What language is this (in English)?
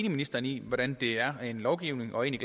Danish